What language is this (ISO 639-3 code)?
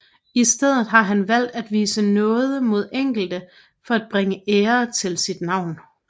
dan